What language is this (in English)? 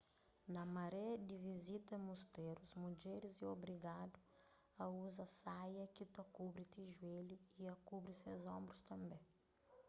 Kabuverdianu